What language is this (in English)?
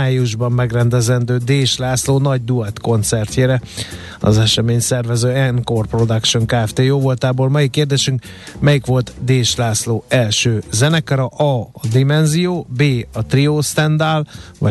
Hungarian